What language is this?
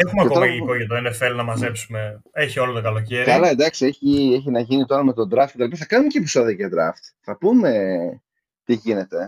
Greek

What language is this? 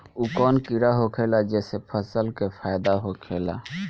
Bhojpuri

